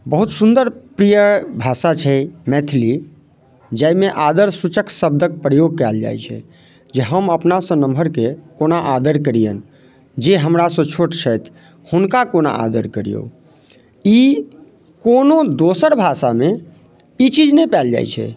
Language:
Maithili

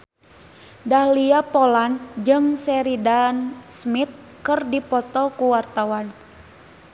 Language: Sundanese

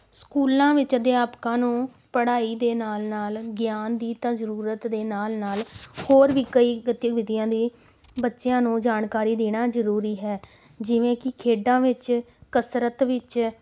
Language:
Punjabi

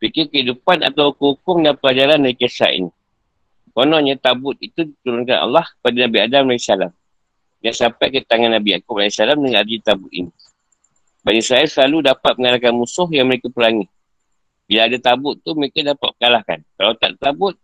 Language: Malay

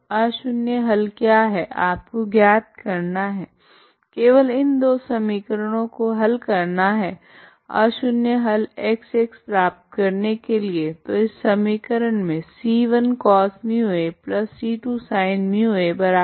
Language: Hindi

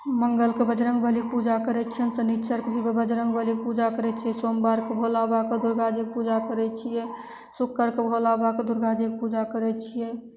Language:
Maithili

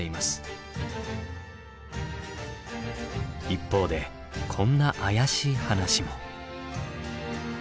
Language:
Japanese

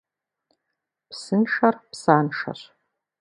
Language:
Kabardian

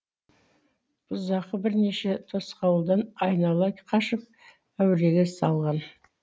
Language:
Kazakh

